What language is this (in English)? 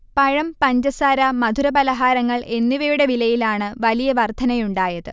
Malayalam